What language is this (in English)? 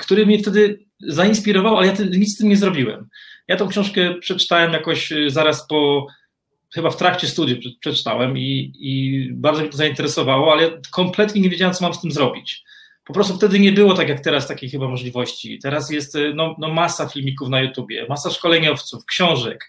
Polish